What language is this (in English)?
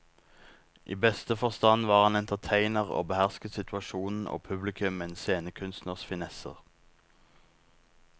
Norwegian